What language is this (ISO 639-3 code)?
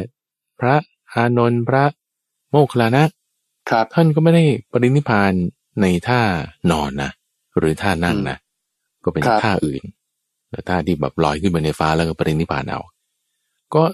tha